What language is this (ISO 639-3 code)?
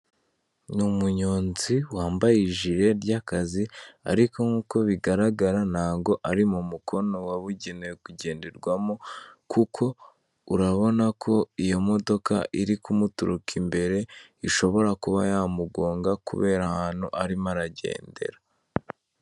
kin